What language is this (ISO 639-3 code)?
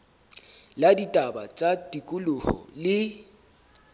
sot